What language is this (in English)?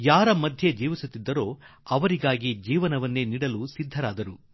Kannada